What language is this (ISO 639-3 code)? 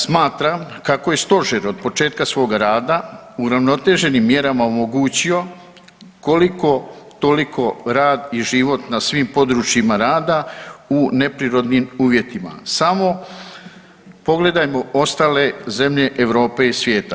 hrv